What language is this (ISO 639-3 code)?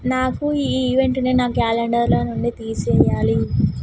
tel